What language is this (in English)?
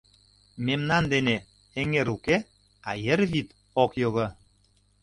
Mari